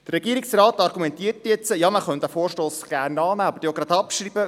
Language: Swiss German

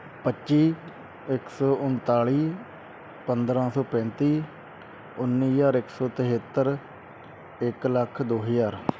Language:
Punjabi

